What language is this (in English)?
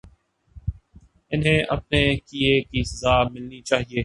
Urdu